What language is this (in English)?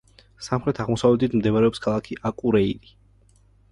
Georgian